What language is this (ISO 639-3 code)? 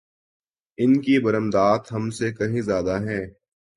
urd